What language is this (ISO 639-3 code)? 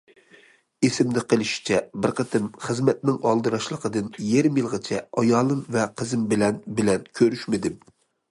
uig